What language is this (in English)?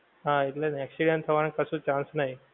Gujarati